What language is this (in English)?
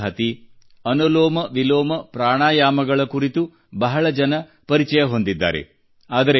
Kannada